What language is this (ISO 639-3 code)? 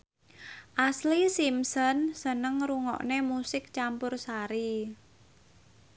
jav